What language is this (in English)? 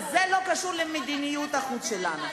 Hebrew